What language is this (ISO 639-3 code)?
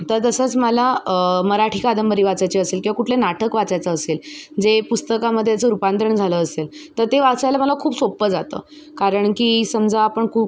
mar